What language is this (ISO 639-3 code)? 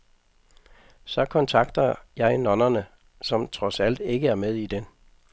dan